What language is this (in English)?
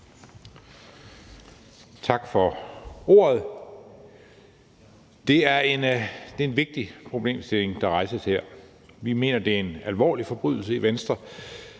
Danish